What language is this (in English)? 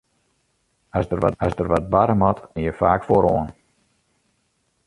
Western Frisian